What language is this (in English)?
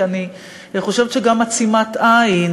Hebrew